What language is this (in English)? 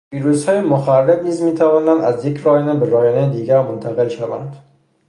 Persian